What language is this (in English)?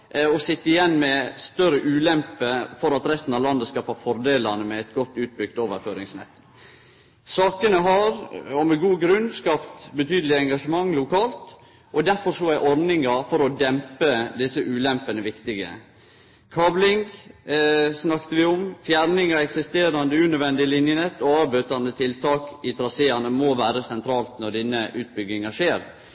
Norwegian Nynorsk